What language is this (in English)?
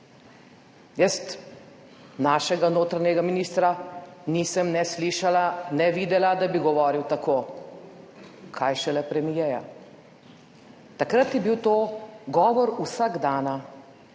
Slovenian